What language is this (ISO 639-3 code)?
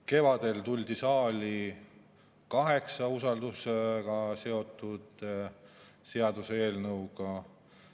est